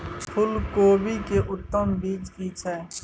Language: Maithili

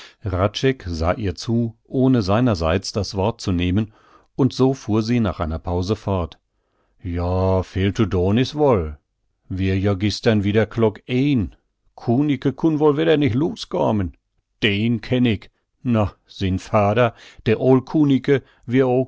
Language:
German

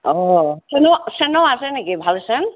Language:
Assamese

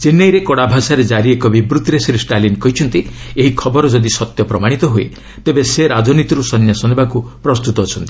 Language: Odia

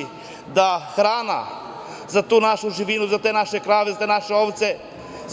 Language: Serbian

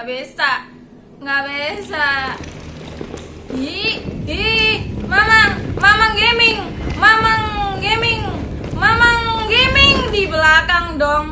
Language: Indonesian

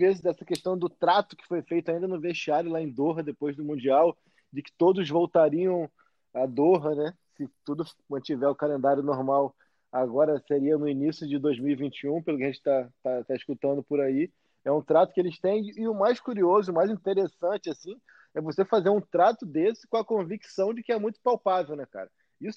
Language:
Portuguese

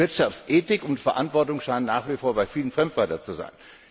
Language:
German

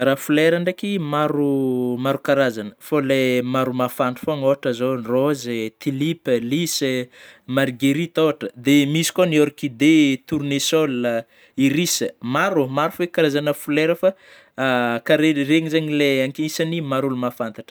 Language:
Northern Betsimisaraka Malagasy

